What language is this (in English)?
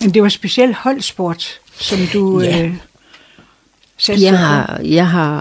Danish